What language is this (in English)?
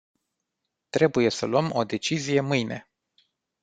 Romanian